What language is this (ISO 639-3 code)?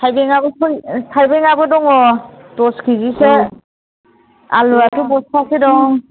brx